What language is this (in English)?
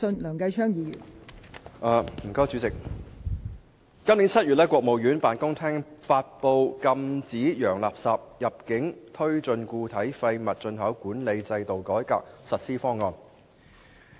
Cantonese